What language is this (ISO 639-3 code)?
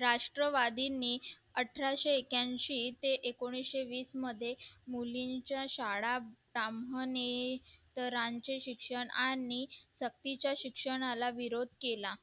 mar